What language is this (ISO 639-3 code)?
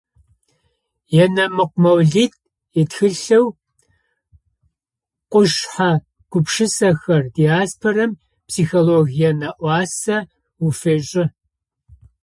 ady